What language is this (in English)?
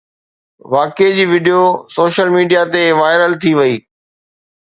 Sindhi